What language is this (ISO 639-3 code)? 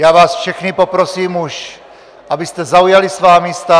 ces